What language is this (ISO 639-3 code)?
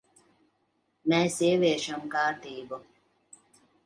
lav